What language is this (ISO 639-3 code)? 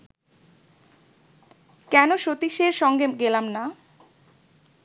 ben